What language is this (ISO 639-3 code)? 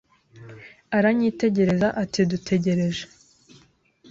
kin